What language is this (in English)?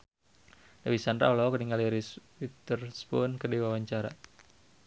Sundanese